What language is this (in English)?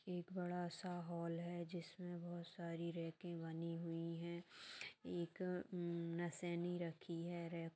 Magahi